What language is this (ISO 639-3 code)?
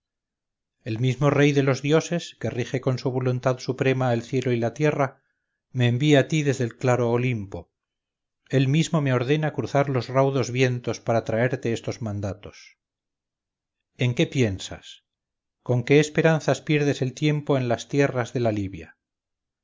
spa